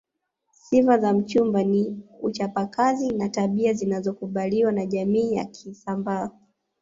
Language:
Swahili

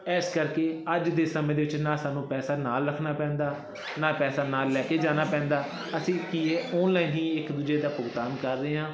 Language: Punjabi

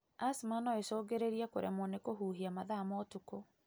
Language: Kikuyu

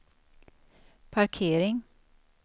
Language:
Swedish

